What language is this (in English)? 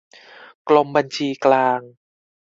Thai